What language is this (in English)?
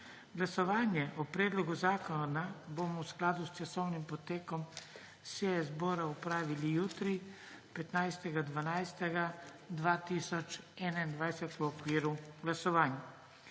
Slovenian